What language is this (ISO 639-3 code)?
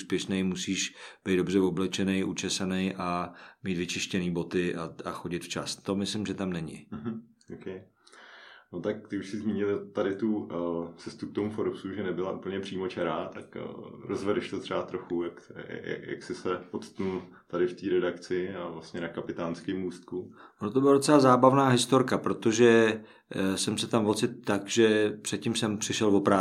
ces